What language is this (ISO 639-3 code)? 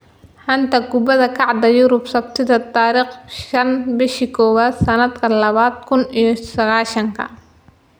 som